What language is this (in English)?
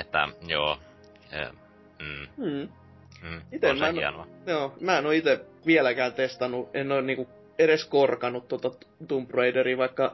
Finnish